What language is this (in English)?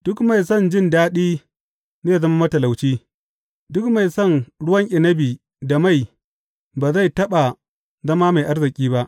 Hausa